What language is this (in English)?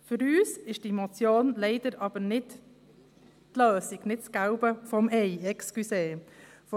Swiss German